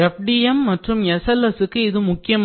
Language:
Tamil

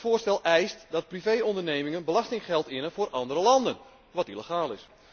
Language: Dutch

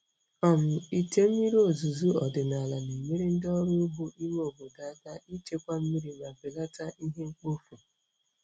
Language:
Igbo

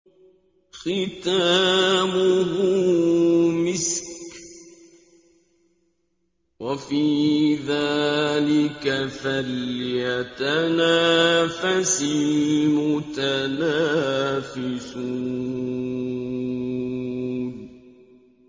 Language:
Arabic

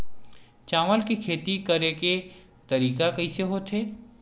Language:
Chhattisgarhi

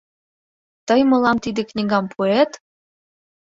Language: Mari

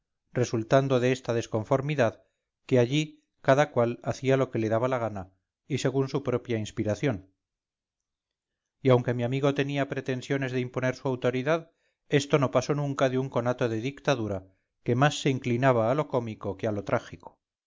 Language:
Spanish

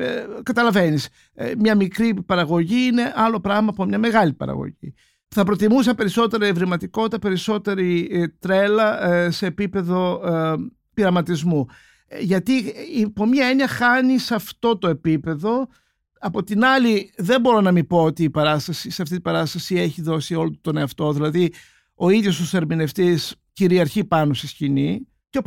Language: Greek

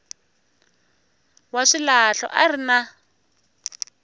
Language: Tsonga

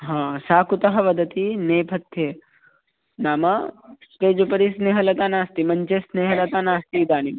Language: Sanskrit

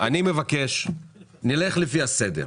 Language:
Hebrew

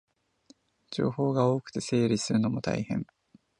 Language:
Japanese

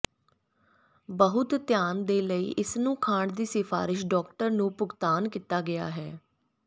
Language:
Punjabi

